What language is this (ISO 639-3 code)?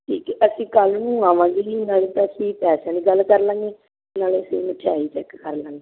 pan